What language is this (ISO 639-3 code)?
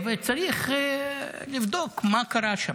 heb